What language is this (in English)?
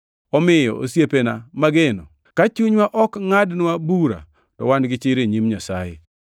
Luo (Kenya and Tanzania)